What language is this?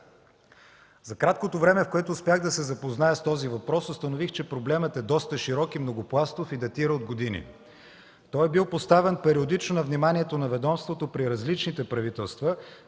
Bulgarian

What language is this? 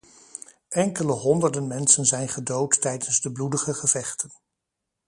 Dutch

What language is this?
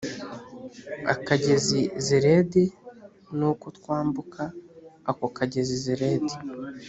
Kinyarwanda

